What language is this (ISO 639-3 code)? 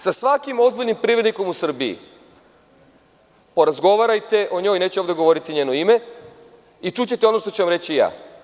srp